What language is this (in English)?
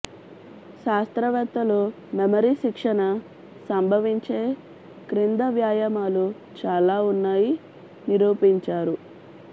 Telugu